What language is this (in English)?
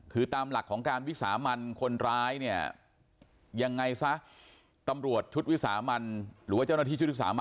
Thai